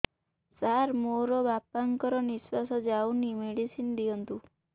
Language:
Odia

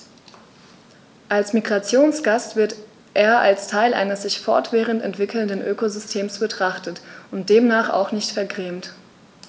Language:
German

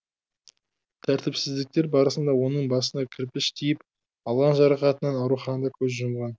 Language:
Kazakh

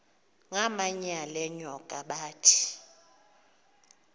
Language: Xhosa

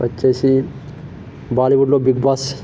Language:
Telugu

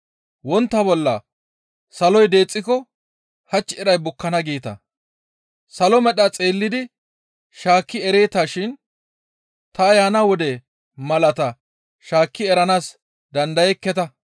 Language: Gamo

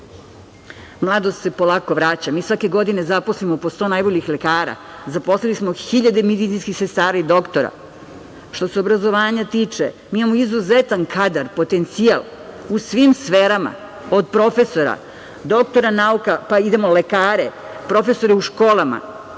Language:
Serbian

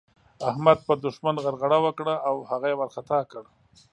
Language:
Pashto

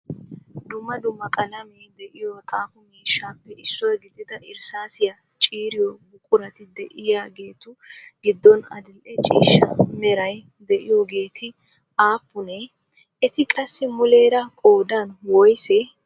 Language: Wolaytta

